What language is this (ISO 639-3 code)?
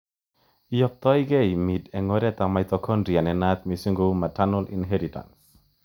kln